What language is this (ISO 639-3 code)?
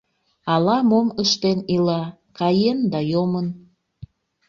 chm